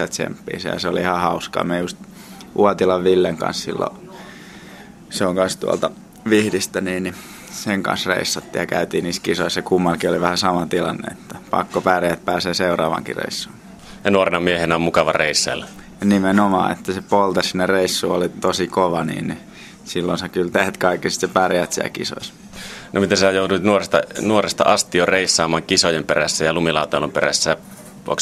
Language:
Finnish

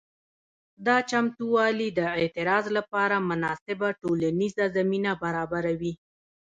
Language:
Pashto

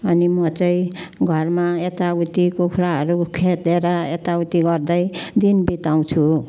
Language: Nepali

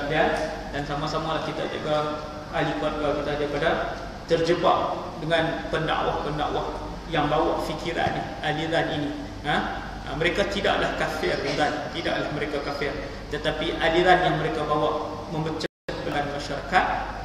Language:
Malay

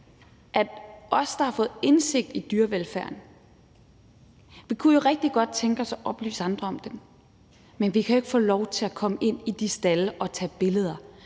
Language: Danish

